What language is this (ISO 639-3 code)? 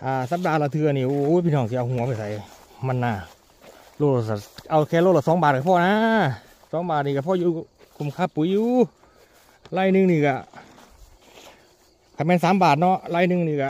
tha